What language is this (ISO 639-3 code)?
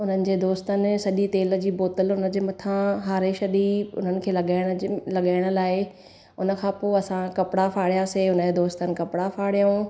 snd